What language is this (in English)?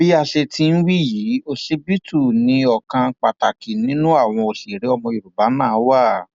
Yoruba